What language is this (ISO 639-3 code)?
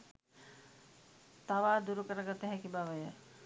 sin